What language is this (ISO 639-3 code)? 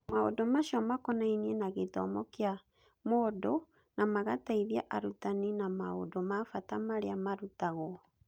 kik